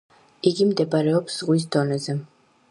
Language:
Georgian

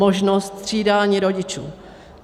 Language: Czech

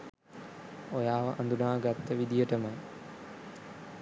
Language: Sinhala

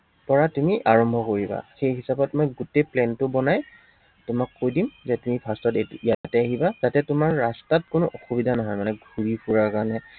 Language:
Assamese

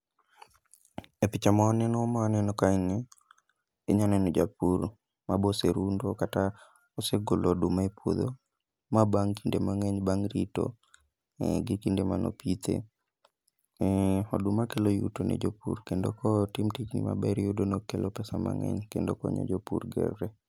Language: Luo (Kenya and Tanzania)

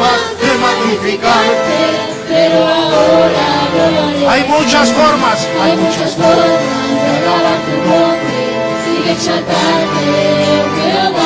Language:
Spanish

